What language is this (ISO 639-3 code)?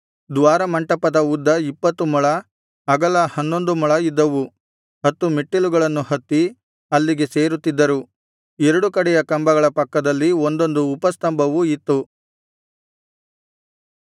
kan